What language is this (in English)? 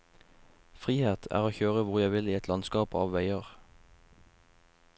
Norwegian